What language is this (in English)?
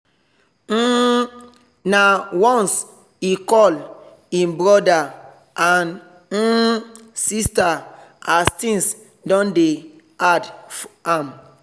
Nigerian Pidgin